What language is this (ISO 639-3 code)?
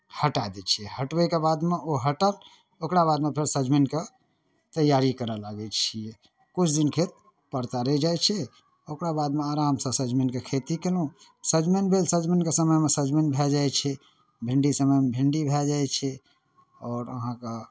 mai